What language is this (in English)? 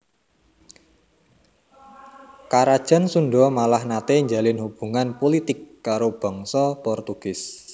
Javanese